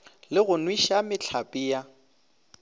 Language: Northern Sotho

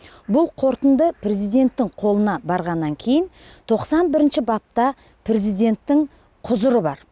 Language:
Kazakh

